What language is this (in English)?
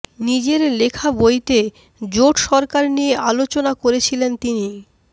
Bangla